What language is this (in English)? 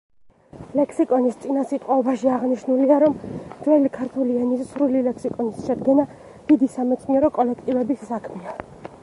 Georgian